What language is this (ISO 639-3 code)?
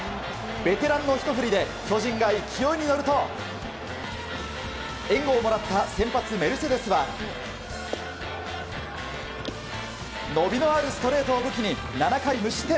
jpn